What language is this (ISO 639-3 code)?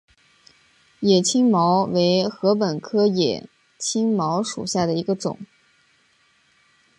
zho